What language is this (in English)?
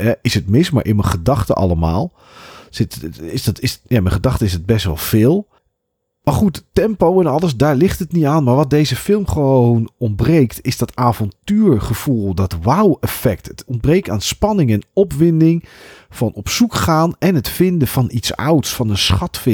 Dutch